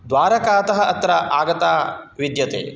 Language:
Sanskrit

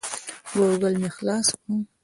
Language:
Pashto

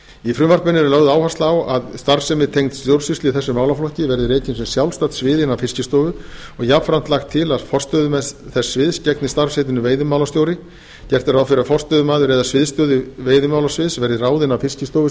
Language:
Icelandic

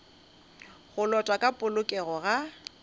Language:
Northern Sotho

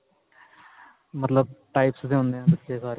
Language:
Punjabi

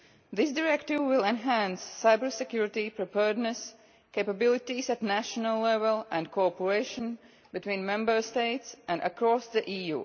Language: English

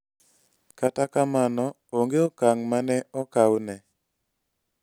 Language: Luo (Kenya and Tanzania)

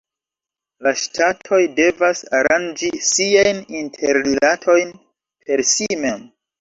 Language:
Esperanto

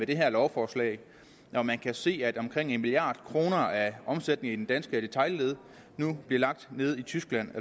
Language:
Danish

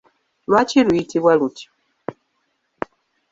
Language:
Ganda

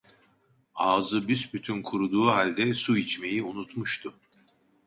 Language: Turkish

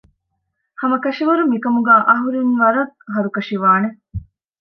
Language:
Divehi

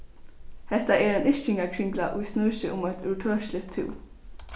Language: Faroese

